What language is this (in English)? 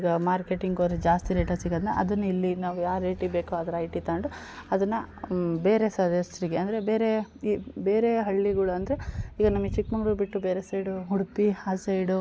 Kannada